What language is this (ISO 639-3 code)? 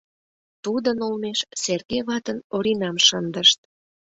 chm